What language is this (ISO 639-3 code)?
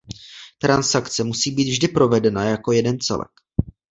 ces